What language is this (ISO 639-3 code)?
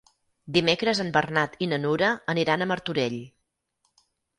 cat